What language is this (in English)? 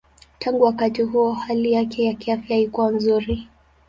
Swahili